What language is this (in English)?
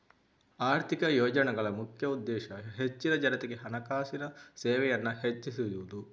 Kannada